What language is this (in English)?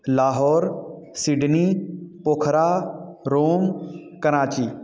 Hindi